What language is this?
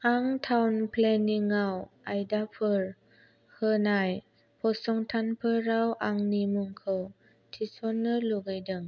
Bodo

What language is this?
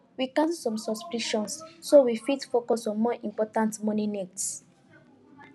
Nigerian Pidgin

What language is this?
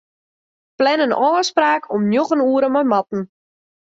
Western Frisian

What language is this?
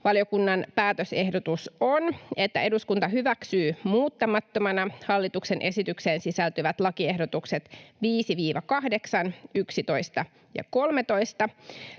Finnish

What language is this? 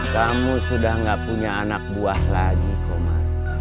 Indonesian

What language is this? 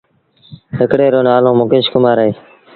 Sindhi Bhil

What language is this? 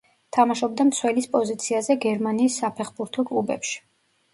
Georgian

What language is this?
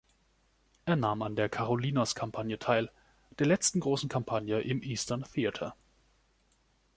German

